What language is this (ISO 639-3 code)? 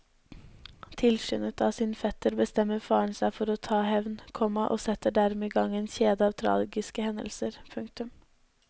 nor